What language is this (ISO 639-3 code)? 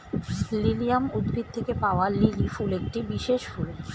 ben